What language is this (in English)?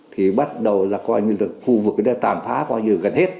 Vietnamese